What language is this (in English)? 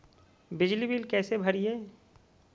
Magahi